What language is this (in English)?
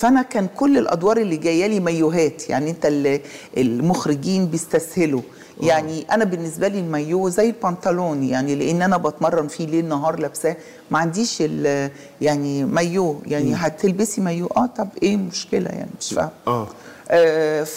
Arabic